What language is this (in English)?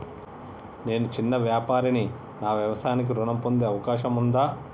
Telugu